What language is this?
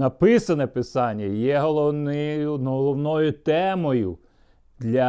Ukrainian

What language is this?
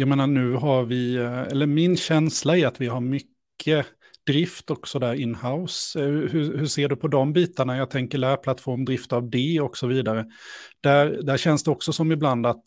Swedish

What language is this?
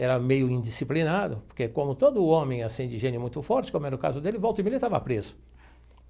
Portuguese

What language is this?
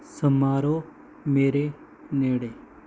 Punjabi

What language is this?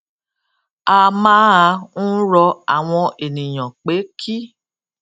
Yoruba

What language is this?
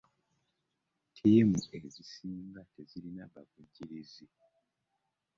Ganda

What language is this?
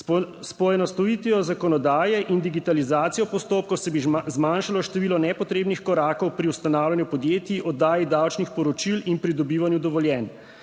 Slovenian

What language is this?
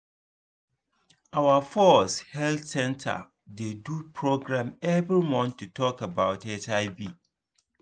Nigerian Pidgin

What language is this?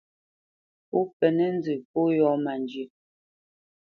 Bamenyam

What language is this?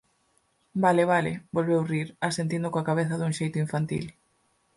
Galician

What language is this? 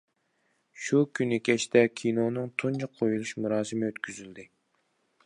Uyghur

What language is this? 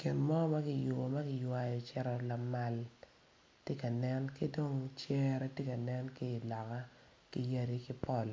Acoli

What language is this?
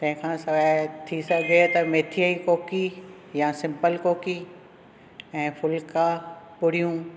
Sindhi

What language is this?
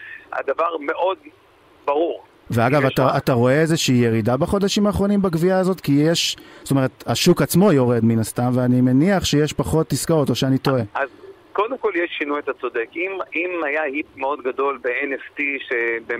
Hebrew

